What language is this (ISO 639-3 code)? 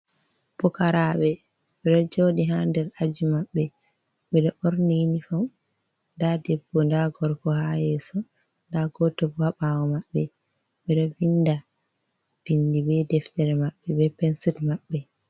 ful